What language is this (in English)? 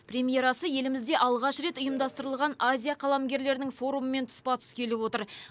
Kazakh